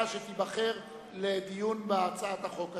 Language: Hebrew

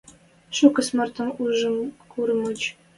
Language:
Western Mari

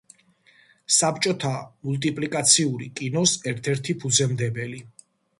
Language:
Georgian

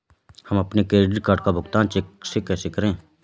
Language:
Hindi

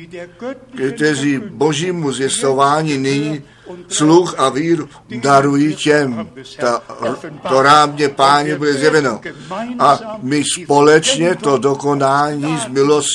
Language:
Czech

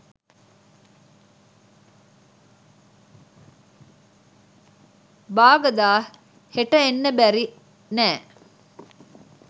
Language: Sinhala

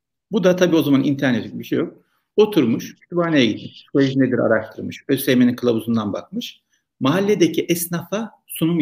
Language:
Turkish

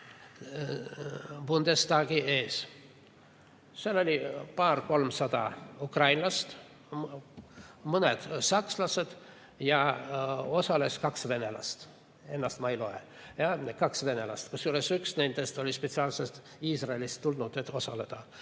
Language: Estonian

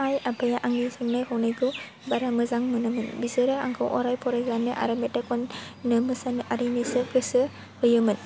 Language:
Bodo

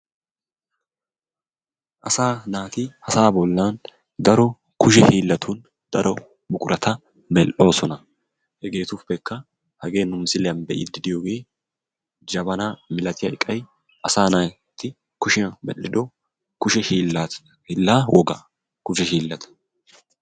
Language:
Wolaytta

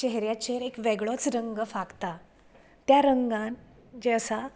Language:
Konkani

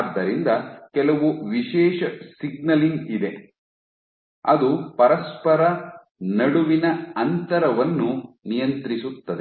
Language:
Kannada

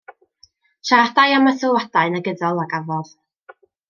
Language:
Welsh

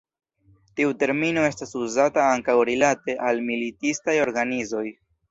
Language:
Esperanto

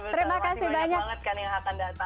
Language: Indonesian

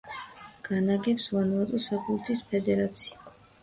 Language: Georgian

